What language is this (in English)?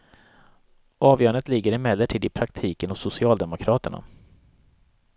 Swedish